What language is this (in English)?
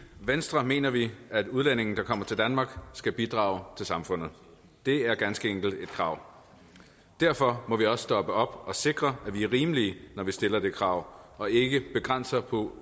Danish